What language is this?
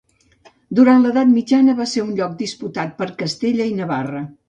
Catalan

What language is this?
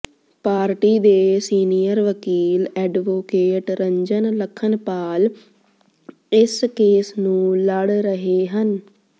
Punjabi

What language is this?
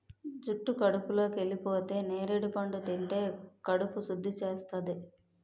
Telugu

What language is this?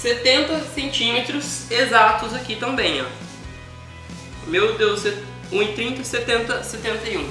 Portuguese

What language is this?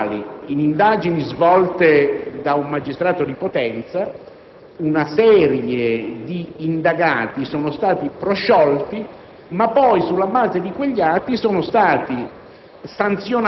Italian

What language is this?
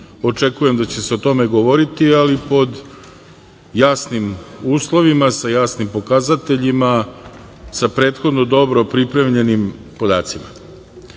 Serbian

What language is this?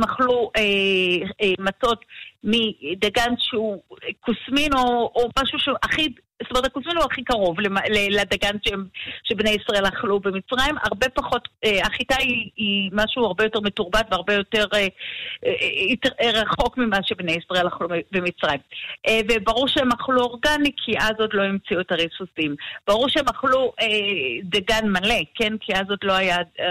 Hebrew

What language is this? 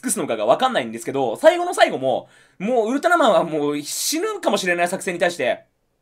Japanese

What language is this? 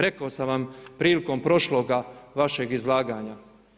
Croatian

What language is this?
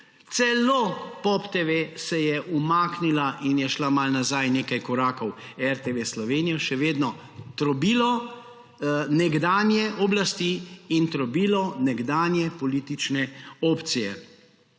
Slovenian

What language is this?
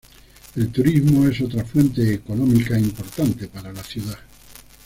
Spanish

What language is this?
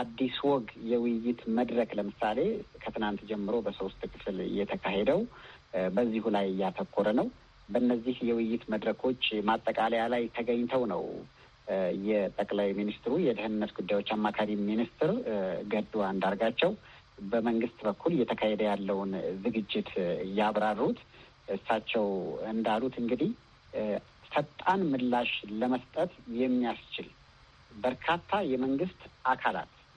Amharic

